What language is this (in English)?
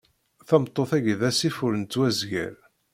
Kabyle